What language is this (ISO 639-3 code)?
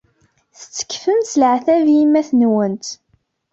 kab